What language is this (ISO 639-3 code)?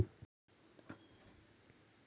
mar